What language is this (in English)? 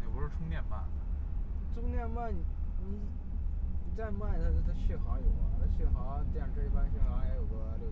Chinese